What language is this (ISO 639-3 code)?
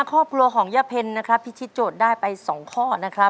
tha